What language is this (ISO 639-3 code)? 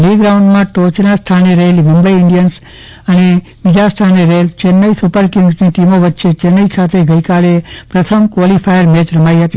guj